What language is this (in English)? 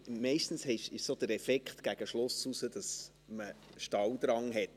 Swiss German